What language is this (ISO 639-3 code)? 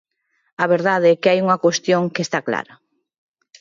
glg